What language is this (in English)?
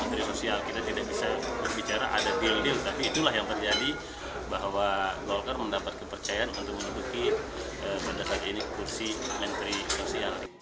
Indonesian